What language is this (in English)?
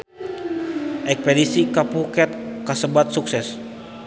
Sundanese